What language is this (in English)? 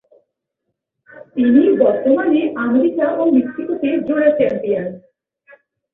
Bangla